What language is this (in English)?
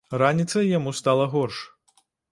Belarusian